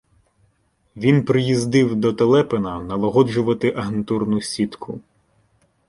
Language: Ukrainian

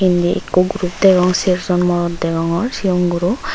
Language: Chakma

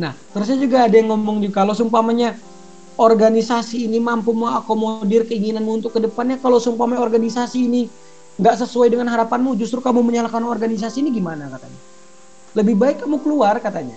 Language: Indonesian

